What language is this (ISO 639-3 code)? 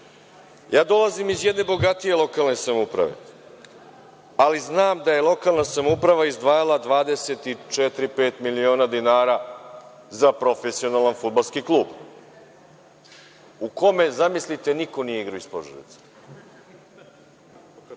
srp